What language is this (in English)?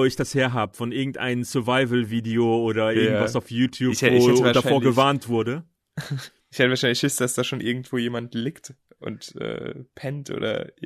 German